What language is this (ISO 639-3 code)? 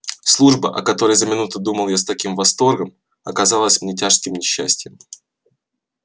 rus